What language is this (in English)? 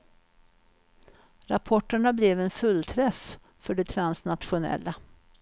Swedish